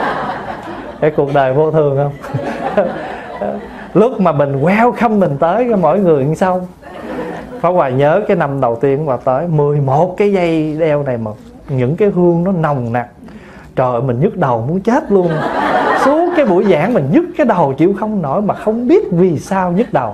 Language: Vietnamese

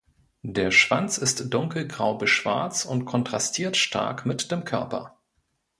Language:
German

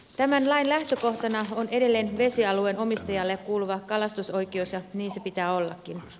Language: Finnish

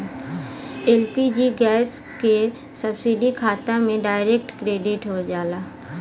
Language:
Bhojpuri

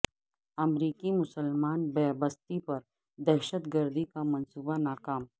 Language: Urdu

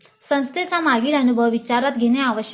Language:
Marathi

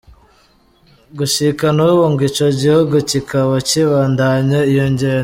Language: Kinyarwanda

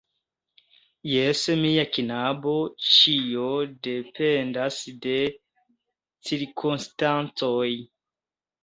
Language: Esperanto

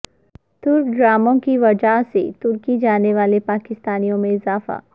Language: Urdu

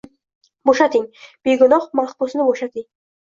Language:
Uzbek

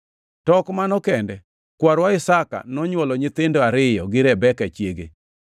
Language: Luo (Kenya and Tanzania)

